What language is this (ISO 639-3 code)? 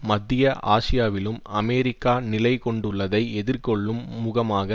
tam